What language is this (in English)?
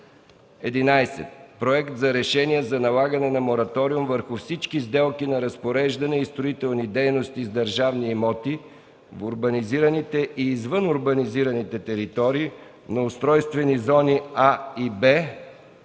Bulgarian